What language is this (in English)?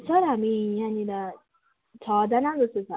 Nepali